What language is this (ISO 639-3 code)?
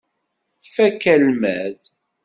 kab